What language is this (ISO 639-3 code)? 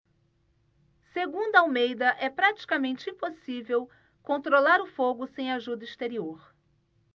por